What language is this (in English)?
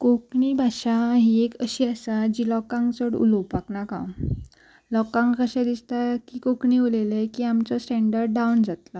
Konkani